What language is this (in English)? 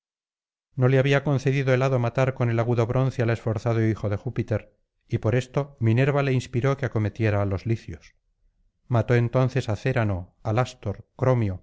Spanish